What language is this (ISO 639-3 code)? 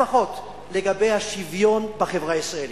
heb